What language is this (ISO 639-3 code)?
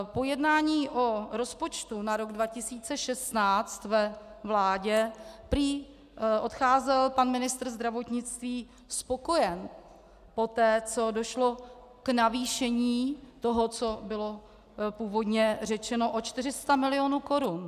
ces